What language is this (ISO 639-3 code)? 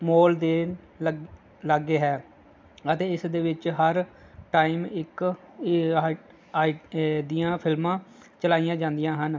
pan